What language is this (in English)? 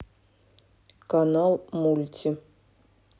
Russian